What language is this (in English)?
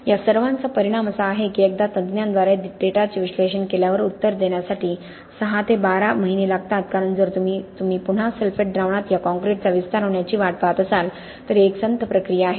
Marathi